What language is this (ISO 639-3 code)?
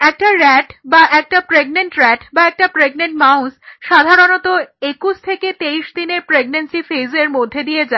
ben